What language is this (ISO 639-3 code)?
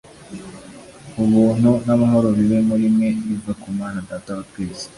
kin